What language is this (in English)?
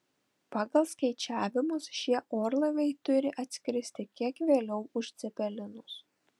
Lithuanian